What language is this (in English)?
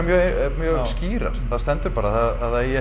Icelandic